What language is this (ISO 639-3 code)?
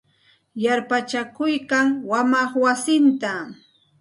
qxt